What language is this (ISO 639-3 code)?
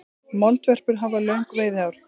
isl